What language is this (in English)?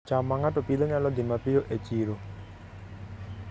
Luo (Kenya and Tanzania)